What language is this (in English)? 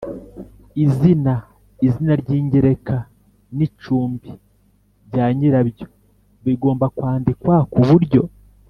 Kinyarwanda